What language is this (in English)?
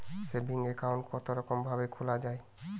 Bangla